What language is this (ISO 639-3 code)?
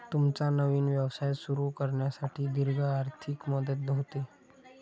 mar